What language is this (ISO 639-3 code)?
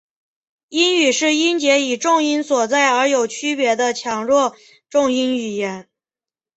zho